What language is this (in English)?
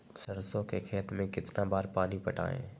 Magahi